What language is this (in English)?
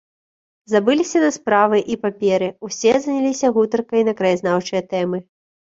Belarusian